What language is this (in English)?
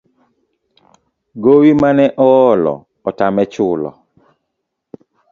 Luo (Kenya and Tanzania)